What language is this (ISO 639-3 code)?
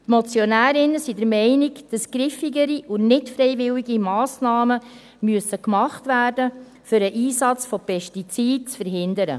gsw